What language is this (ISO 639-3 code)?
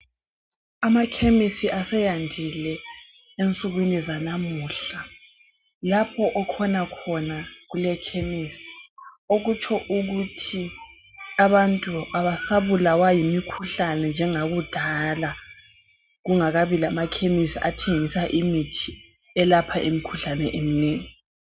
nde